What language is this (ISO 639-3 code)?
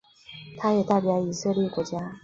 zho